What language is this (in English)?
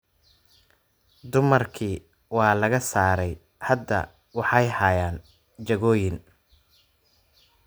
Somali